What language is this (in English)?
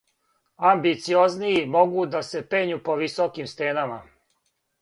Serbian